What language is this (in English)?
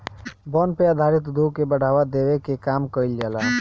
Bhojpuri